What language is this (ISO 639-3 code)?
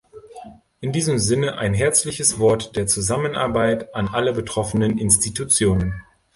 deu